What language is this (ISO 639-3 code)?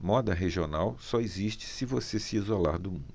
por